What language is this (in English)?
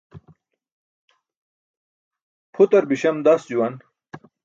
Burushaski